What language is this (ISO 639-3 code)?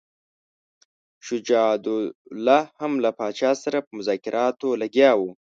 pus